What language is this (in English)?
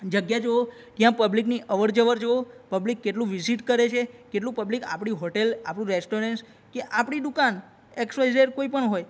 Gujarati